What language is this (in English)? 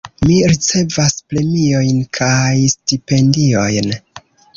Esperanto